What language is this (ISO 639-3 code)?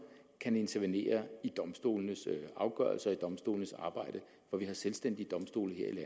dan